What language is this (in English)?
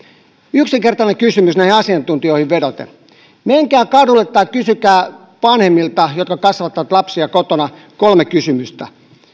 Finnish